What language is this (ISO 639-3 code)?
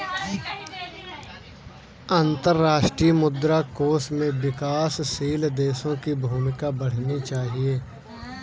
hin